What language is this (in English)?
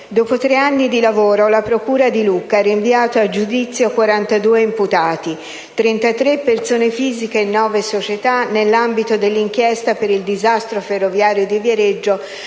Italian